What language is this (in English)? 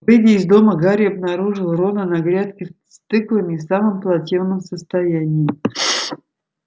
Russian